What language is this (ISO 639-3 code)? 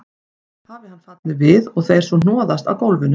isl